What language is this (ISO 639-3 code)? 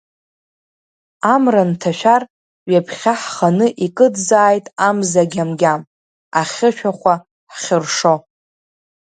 abk